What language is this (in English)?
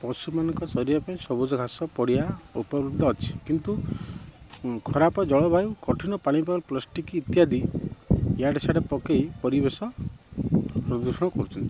Odia